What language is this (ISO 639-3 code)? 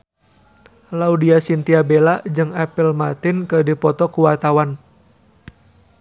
sun